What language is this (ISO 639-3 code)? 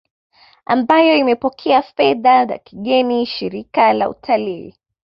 swa